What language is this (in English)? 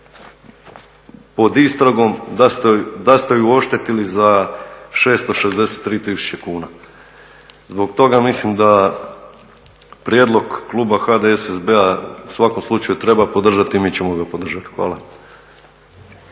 Croatian